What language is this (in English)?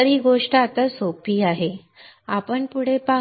Marathi